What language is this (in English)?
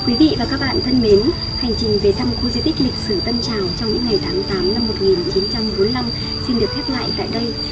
Vietnamese